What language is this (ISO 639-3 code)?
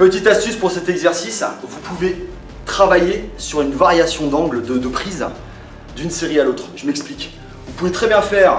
fra